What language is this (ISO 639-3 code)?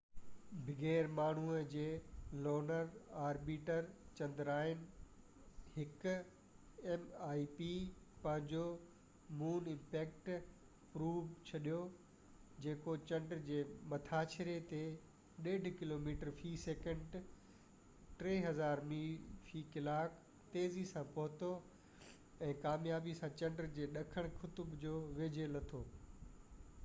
snd